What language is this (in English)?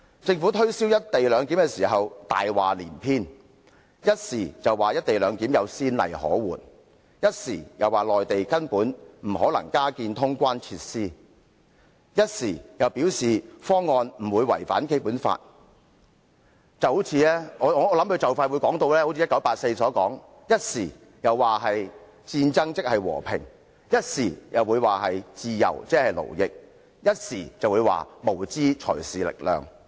Cantonese